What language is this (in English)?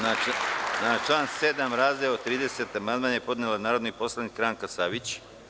Serbian